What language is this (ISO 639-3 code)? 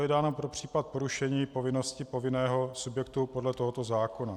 ces